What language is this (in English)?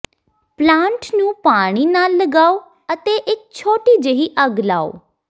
Punjabi